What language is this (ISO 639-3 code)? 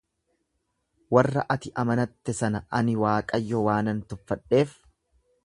orm